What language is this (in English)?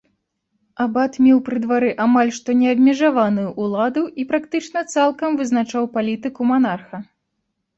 Belarusian